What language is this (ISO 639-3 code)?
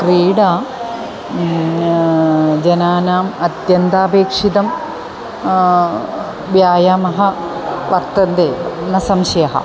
san